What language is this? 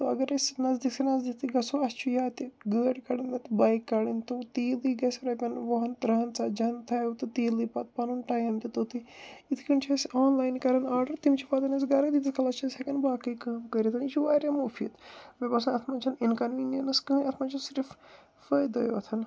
Kashmiri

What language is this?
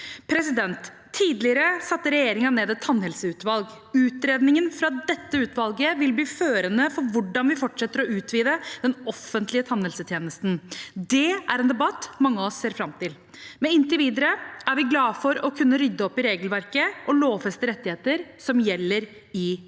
Norwegian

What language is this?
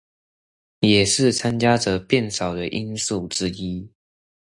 Chinese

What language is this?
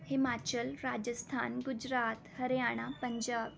Punjabi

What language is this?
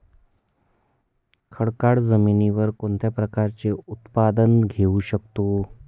Marathi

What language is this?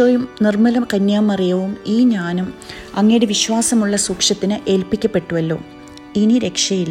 Malayalam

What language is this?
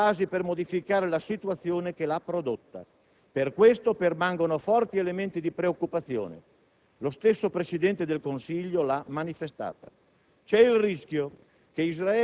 Italian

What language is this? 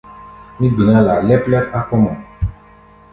Gbaya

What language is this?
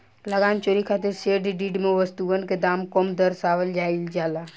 Bhojpuri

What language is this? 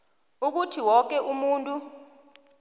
South Ndebele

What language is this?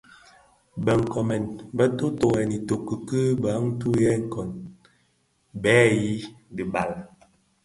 Bafia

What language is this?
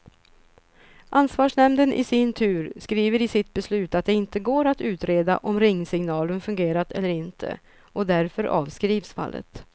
Swedish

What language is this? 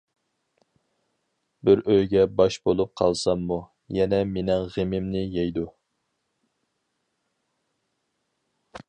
Uyghur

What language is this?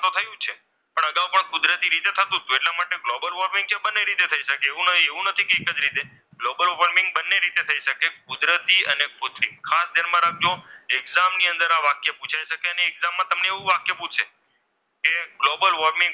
Gujarati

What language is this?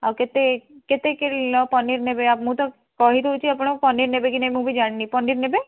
Odia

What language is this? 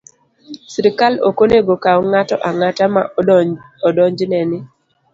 Luo (Kenya and Tanzania)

